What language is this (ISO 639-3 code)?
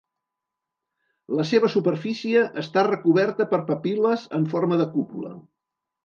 cat